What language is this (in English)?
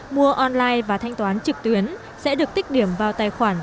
Vietnamese